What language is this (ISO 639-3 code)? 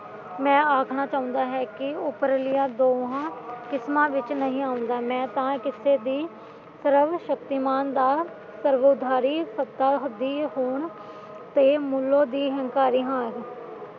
pan